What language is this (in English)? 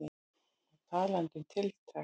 Icelandic